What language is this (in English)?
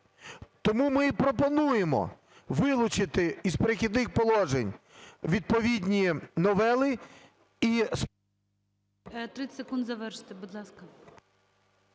Ukrainian